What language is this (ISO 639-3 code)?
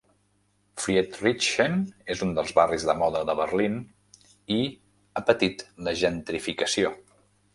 cat